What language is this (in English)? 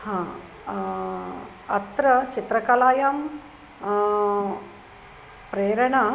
Sanskrit